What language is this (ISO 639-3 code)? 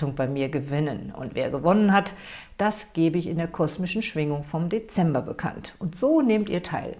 deu